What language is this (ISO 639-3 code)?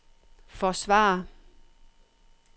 dan